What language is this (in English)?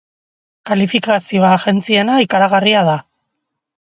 Basque